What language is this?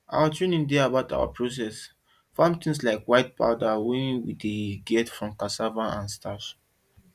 Nigerian Pidgin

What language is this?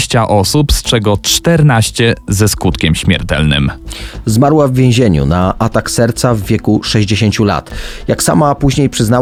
Polish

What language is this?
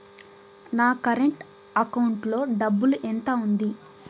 Telugu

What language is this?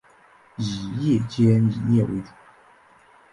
Chinese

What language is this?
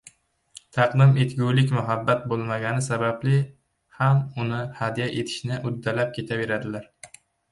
Uzbek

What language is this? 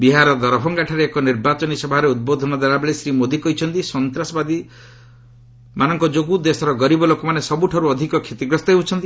Odia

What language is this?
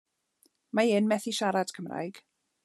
Welsh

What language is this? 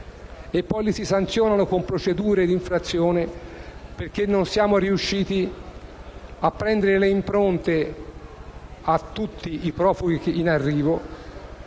Italian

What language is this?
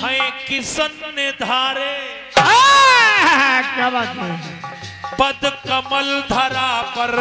Hindi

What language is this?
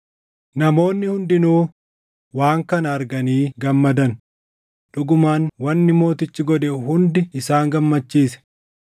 Oromo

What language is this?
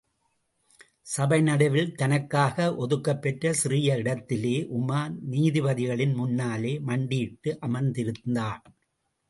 Tamil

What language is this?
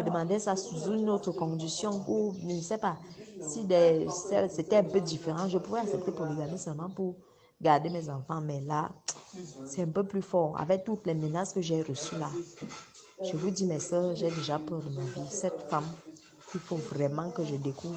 French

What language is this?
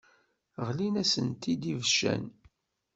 Kabyle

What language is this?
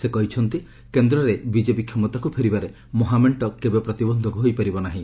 Odia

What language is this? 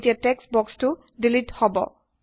Assamese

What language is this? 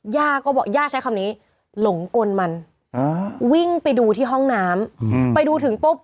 Thai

